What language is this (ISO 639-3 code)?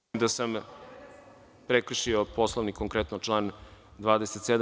srp